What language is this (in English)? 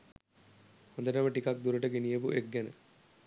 Sinhala